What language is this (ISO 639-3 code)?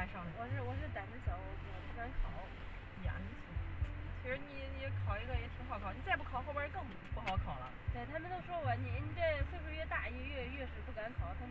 zho